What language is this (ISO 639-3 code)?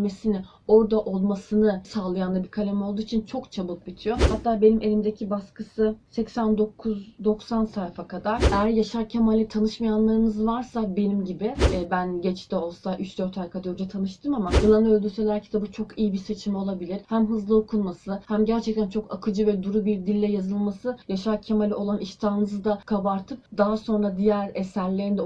tur